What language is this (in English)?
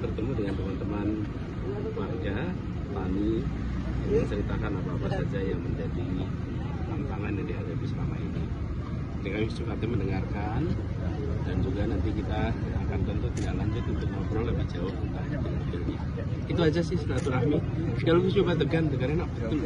Indonesian